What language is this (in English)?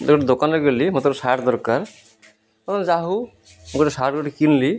Odia